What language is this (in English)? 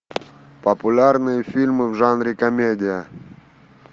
Russian